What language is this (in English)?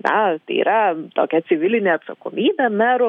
Lithuanian